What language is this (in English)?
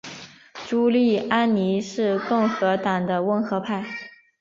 Chinese